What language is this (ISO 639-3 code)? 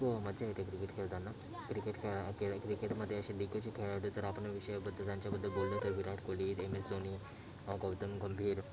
mar